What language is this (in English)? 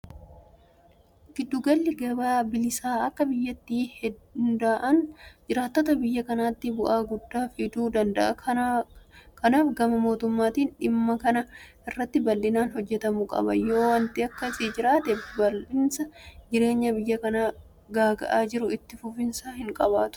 Oromo